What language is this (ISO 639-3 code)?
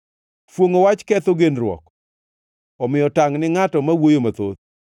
luo